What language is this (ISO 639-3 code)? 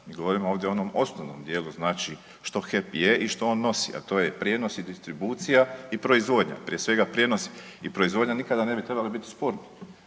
hrv